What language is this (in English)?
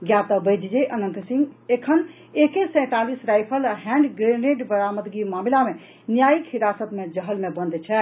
Maithili